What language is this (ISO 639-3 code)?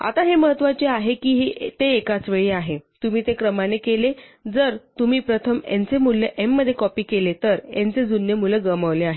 mar